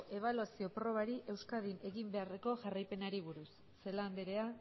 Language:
Basque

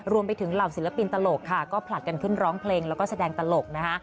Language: Thai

